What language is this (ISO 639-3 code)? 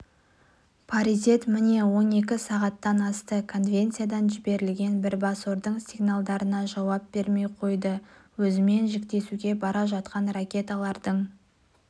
kaz